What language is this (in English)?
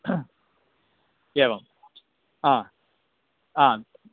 Sanskrit